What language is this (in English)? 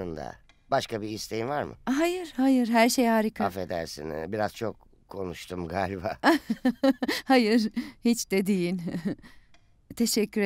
Turkish